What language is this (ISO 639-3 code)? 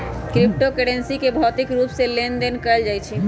mag